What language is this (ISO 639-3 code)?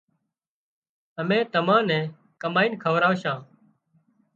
kxp